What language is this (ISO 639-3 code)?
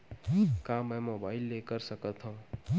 hne